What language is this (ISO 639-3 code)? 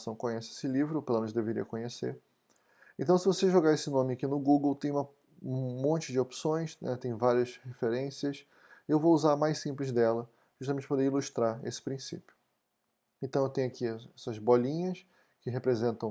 por